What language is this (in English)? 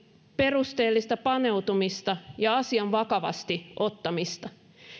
Finnish